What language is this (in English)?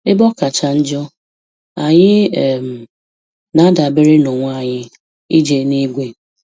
Igbo